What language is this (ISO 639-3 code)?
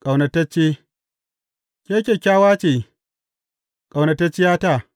hau